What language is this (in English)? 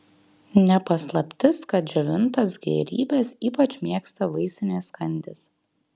Lithuanian